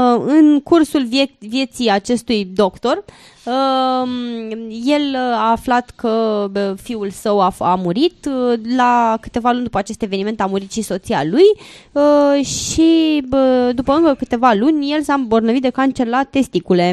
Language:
Romanian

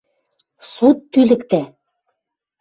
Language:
Western Mari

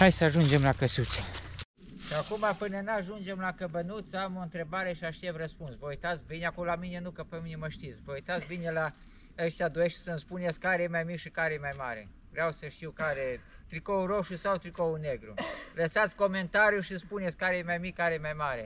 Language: Romanian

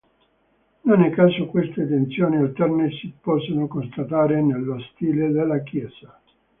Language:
Italian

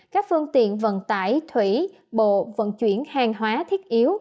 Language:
Vietnamese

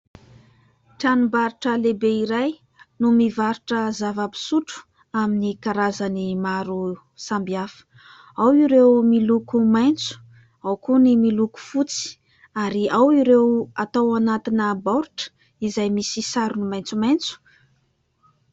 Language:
Malagasy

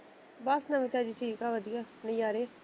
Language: Punjabi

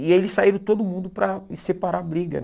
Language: Portuguese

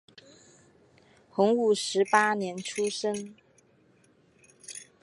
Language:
Chinese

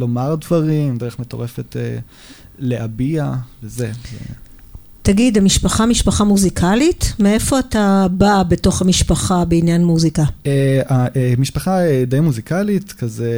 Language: Hebrew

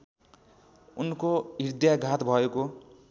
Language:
Nepali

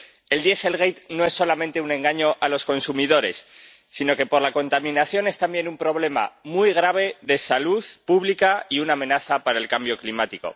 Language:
Spanish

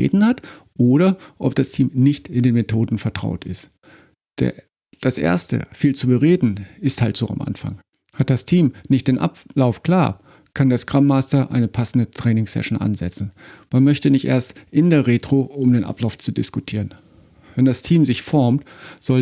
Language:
German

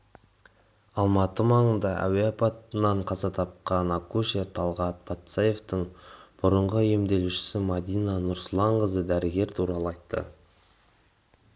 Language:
Kazakh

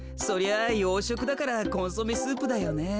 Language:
Japanese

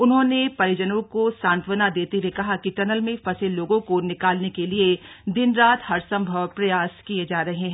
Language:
Hindi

